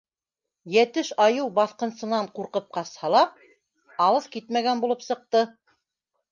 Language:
Bashkir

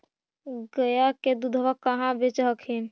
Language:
Magahi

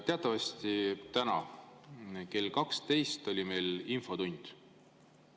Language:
Estonian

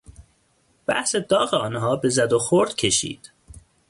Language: Persian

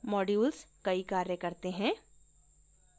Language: Hindi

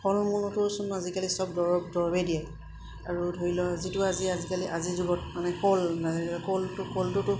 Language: Assamese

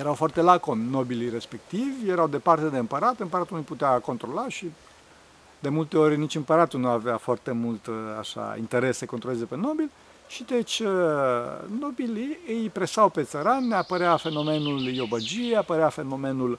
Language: Romanian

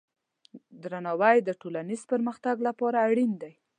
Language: Pashto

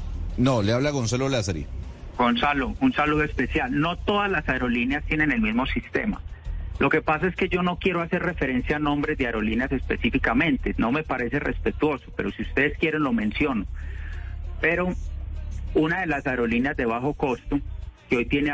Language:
Spanish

